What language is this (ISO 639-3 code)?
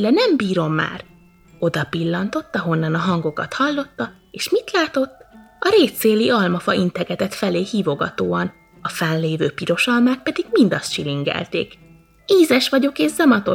hun